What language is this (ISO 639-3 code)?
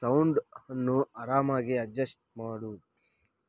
kan